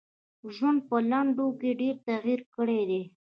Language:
Pashto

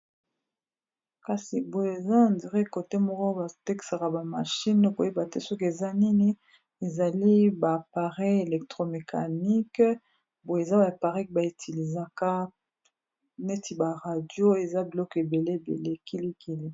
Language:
Lingala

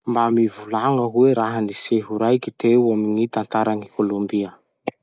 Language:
Masikoro Malagasy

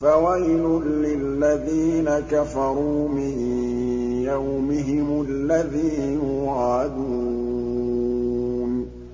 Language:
Arabic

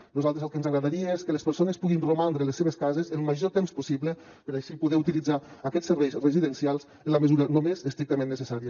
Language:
Catalan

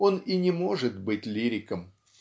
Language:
Russian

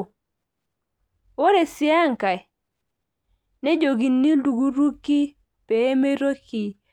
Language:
Masai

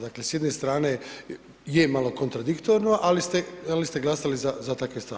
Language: Croatian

